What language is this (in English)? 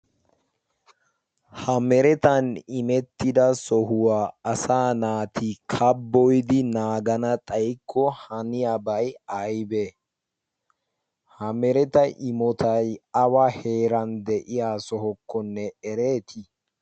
Wolaytta